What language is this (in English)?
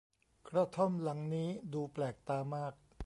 Thai